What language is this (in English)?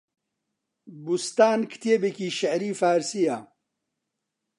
Central Kurdish